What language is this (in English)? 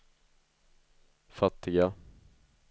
Swedish